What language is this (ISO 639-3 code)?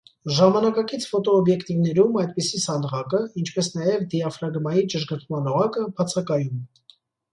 hye